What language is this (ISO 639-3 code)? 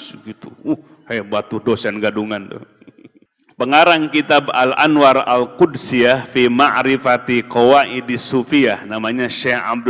ind